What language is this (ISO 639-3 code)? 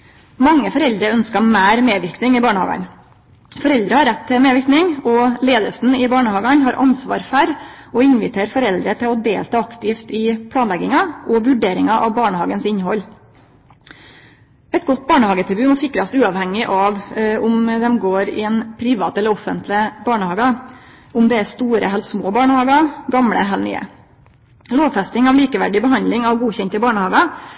nno